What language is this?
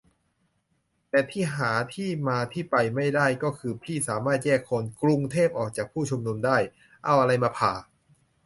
Thai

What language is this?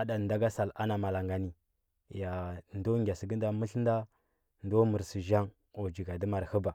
Huba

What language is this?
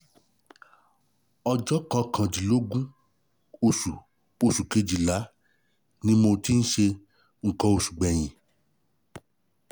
Yoruba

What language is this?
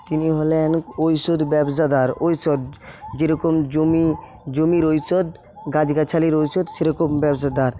Bangla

